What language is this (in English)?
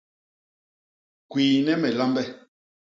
Basaa